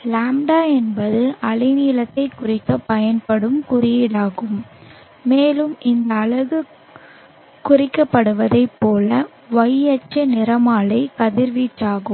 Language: Tamil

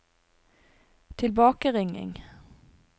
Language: Norwegian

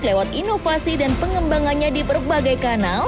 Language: Indonesian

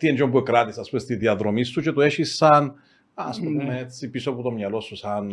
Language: Greek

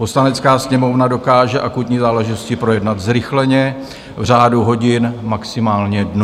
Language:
Czech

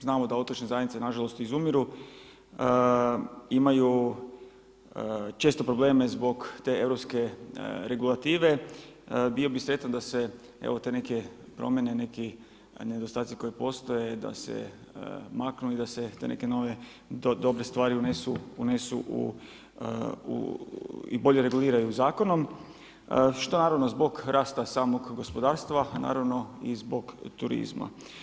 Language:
Croatian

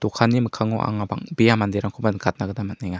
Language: Garo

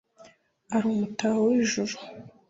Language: Kinyarwanda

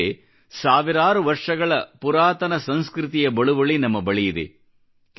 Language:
Kannada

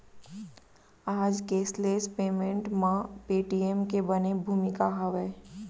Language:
Chhattisgarhi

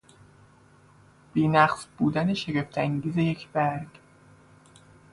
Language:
Persian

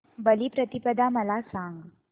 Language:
Marathi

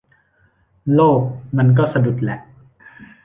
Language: Thai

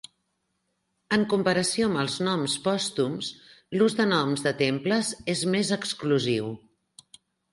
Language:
Catalan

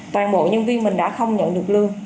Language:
Vietnamese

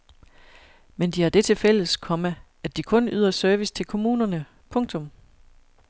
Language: Danish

